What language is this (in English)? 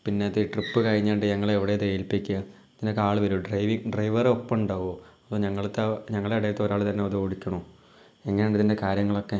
Malayalam